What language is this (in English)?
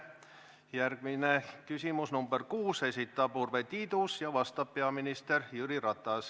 Estonian